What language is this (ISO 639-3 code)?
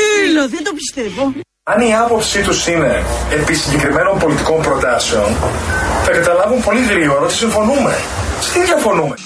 ell